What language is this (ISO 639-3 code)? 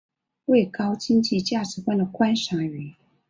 zho